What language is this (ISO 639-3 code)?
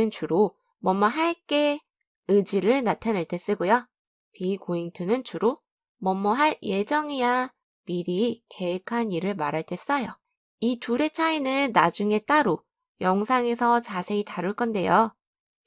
kor